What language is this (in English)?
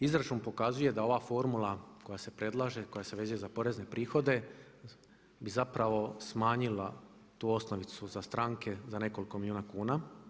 Croatian